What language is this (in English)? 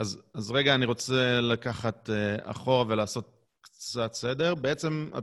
Hebrew